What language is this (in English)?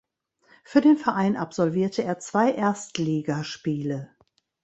German